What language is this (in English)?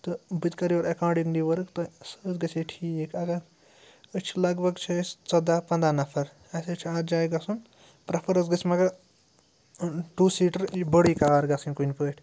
Kashmiri